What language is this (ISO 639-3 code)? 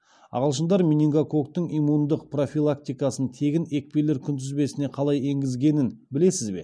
kaz